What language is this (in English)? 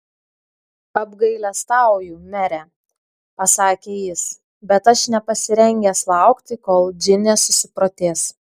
Lithuanian